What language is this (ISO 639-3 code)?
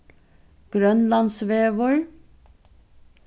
fao